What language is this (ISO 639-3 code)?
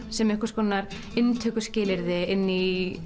isl